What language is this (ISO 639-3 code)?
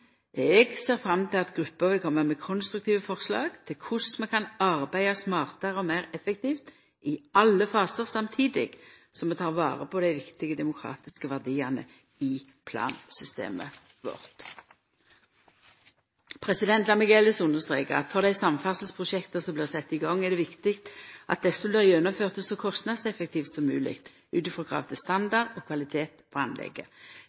nno